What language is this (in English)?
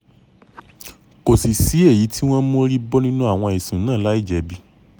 Yoruba